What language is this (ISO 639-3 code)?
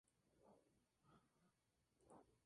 spa